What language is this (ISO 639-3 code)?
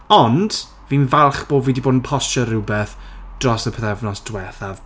cym